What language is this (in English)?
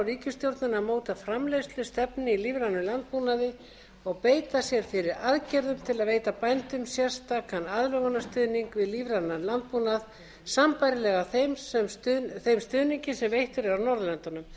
Icelandic